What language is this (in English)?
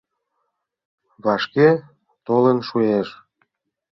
Mari